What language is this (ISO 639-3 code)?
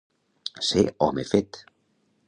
cat